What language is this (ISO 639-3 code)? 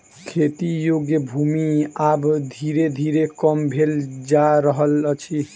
mai